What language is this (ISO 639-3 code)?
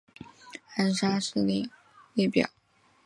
zho